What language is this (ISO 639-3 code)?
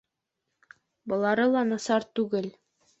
bak